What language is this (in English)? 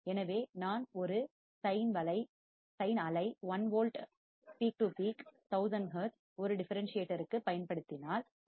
Tamil